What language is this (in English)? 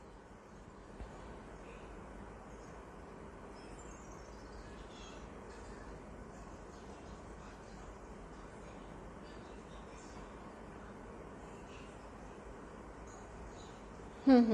Turkish